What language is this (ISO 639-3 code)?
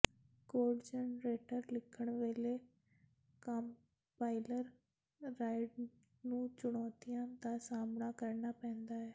pan